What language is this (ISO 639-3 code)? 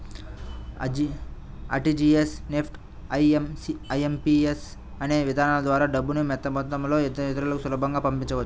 tel